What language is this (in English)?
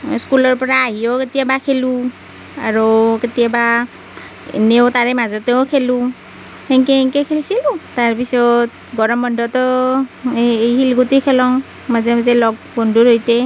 Assamese